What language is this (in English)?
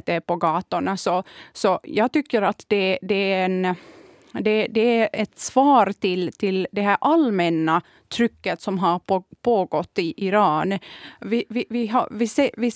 Swedish